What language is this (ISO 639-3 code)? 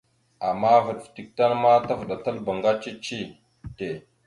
mxu